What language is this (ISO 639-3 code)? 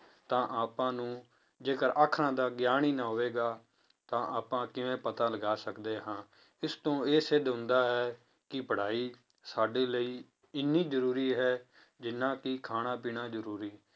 pan